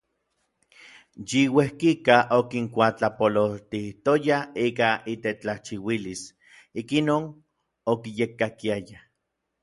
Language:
Orizaba Nahuatl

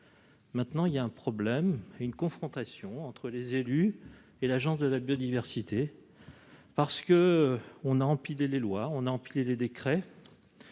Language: French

